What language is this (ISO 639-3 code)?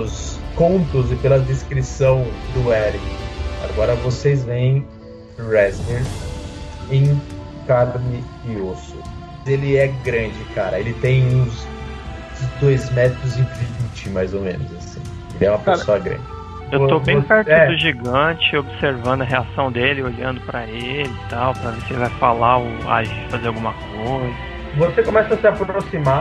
por